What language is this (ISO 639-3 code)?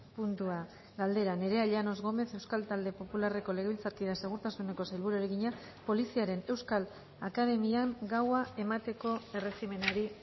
eus